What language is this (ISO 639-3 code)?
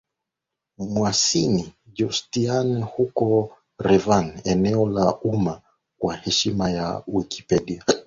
swa